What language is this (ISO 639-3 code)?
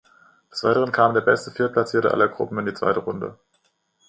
deu